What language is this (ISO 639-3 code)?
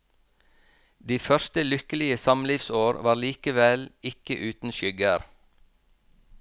nor